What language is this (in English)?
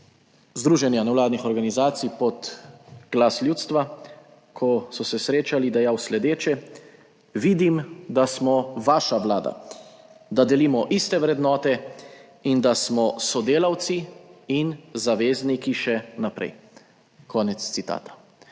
Slovenian